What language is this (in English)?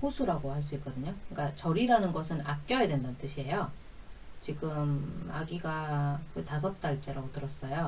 Korean